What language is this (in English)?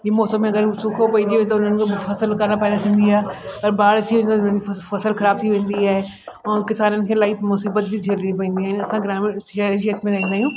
Sindhi